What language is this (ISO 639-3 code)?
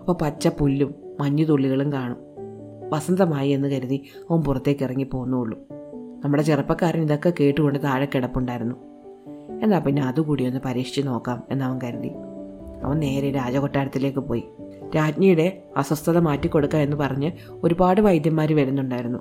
mal